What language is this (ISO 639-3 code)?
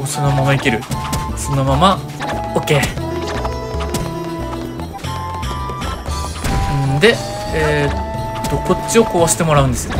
jpn